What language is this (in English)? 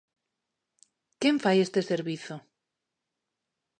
Galician